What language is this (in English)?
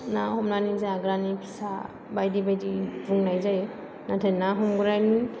Bodo